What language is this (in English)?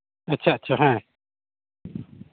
Santali